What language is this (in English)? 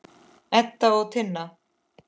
Icelandic